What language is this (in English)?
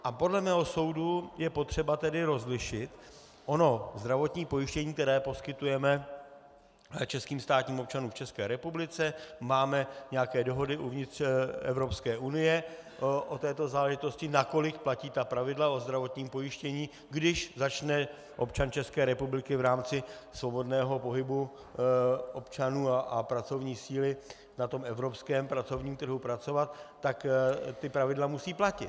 Czech